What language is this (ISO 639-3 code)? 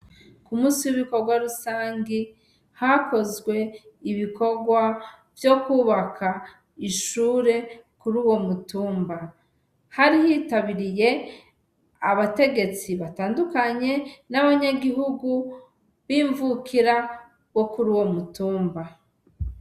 run